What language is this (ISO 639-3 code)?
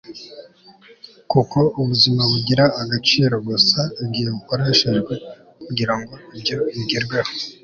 kin